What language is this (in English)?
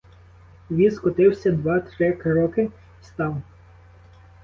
Ukrainian